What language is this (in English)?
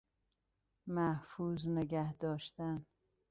Persian